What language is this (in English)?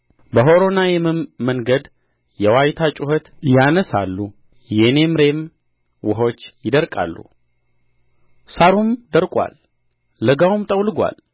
Amharic